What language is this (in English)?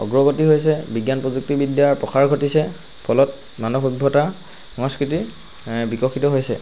Assamese